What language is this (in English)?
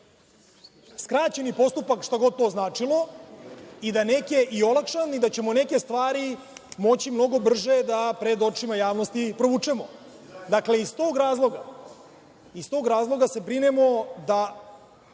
Serbian